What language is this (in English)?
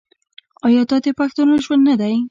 Pashto